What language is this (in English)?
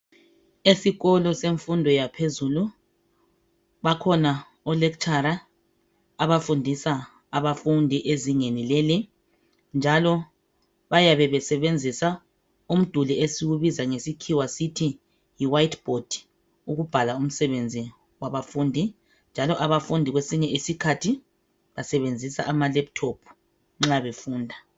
North Ndebele